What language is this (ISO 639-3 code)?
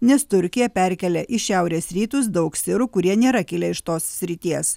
lit